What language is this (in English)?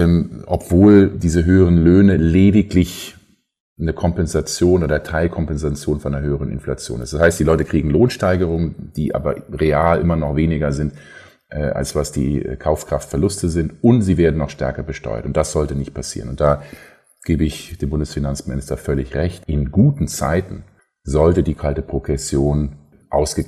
German